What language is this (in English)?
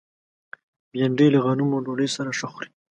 Pashto